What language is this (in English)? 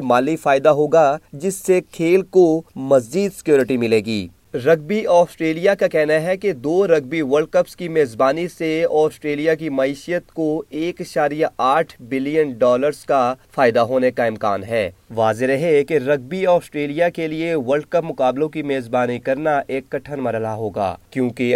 Urdu